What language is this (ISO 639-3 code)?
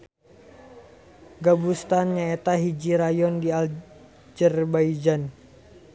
sun